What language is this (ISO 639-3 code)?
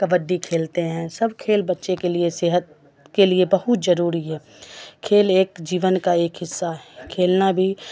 urd